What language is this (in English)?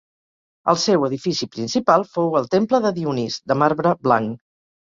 Catalan